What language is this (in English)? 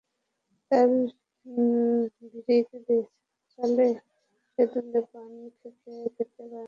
Bangla